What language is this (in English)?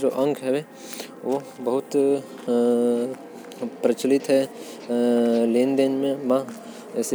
Korwa